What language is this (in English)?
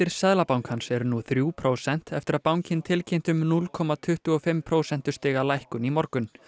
Icelandic